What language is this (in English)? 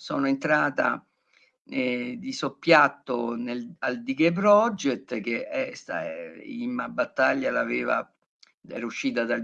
Italian